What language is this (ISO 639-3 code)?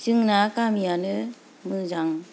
brx